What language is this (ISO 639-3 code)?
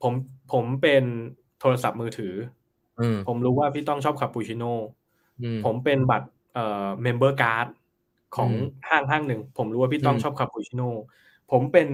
tha